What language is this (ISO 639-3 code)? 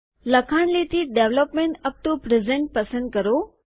guj